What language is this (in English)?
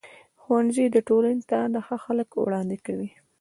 Pashto